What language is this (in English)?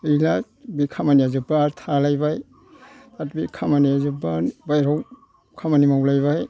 Bodo